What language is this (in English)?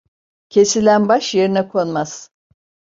Turkish